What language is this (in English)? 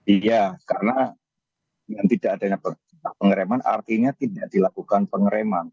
Indonesian